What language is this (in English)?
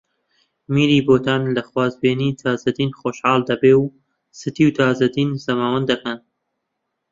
Central Kurdish